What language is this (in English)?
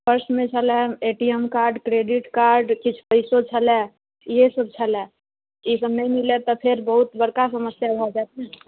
Maithili